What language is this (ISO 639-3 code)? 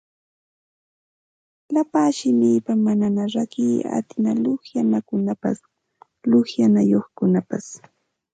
qxt